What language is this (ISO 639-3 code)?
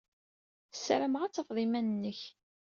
kab